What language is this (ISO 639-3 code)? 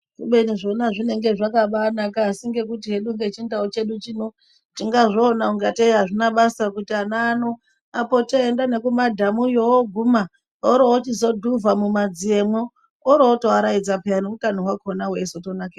ndc